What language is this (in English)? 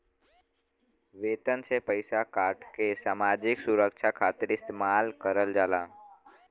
Bhojpuri